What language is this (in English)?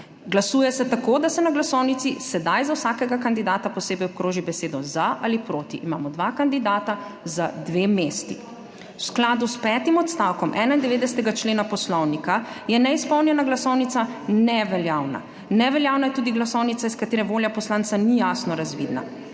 Slovenian